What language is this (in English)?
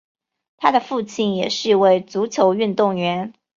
Chinese